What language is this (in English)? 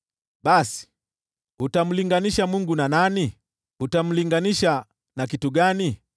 Swahili